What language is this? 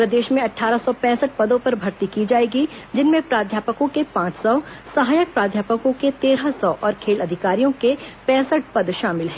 Hindi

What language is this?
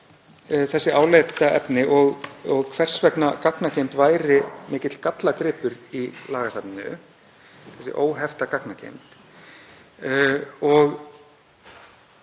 Icelandic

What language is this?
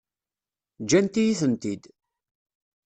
Kabyle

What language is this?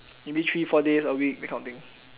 English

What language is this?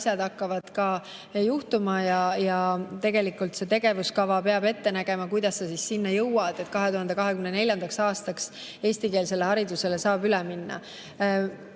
Estonian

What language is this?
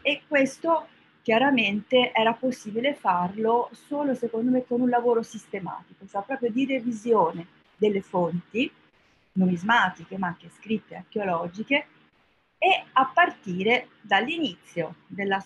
Italian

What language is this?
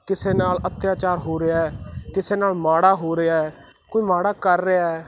Punjabi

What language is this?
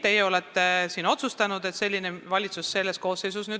Estonian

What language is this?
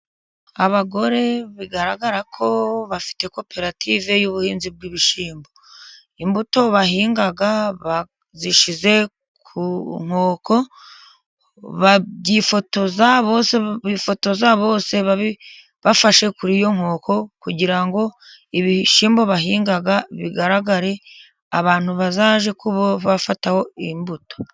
Kinyarwanda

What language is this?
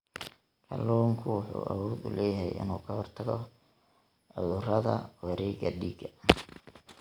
Somali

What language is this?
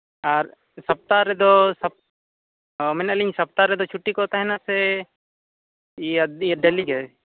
Santali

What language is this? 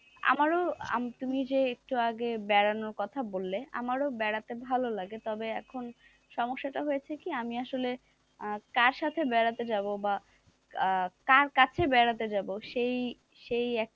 Bangla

